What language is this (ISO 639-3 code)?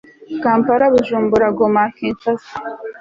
kin